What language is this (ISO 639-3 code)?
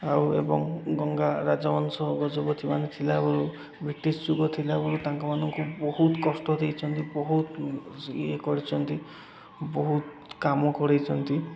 ori